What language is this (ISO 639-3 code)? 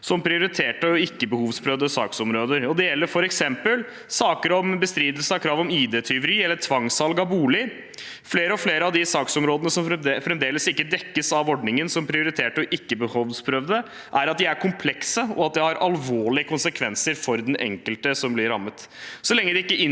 nor